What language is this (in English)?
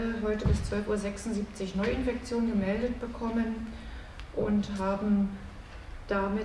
German